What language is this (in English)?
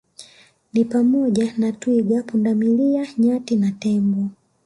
Swahili